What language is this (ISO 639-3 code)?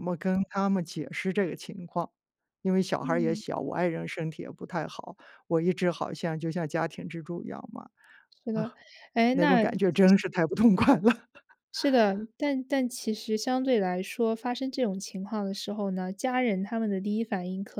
zho